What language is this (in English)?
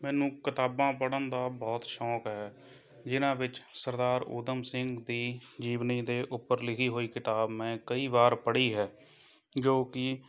Punjabi